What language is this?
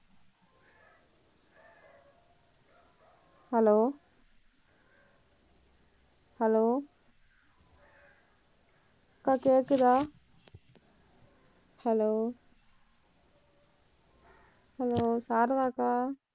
Tamil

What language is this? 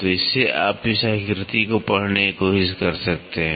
Hindi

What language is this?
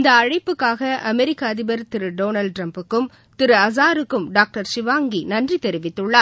Tamil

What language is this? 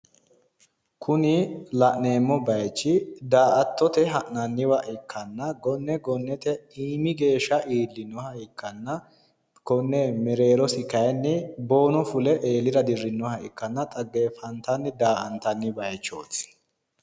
Sidamo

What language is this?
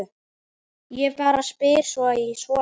Icelandic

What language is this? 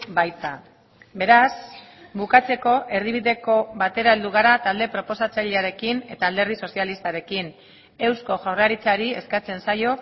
Basque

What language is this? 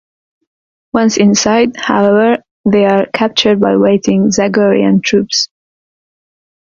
English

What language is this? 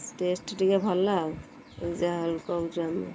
Odia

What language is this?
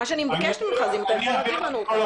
Hebrew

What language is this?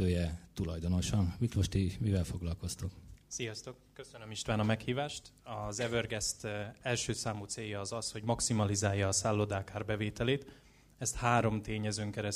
Hungarian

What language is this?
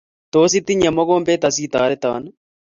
Kalenjin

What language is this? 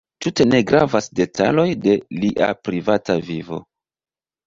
Esperanto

